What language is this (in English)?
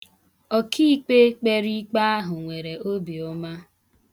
Igbo